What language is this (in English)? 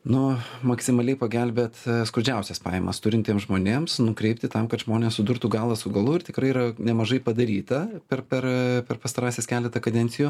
Lithuanian